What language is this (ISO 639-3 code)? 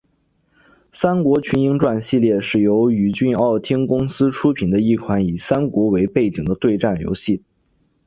zho